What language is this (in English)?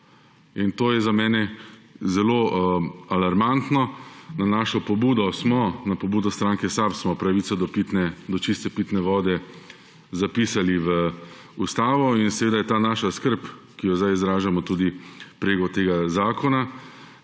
Slovenian